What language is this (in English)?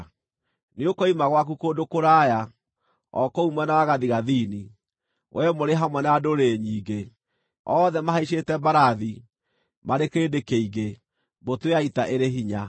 Kikuyu